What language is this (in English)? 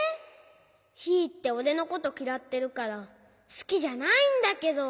Japanese